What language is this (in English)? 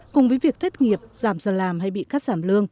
Vietnamese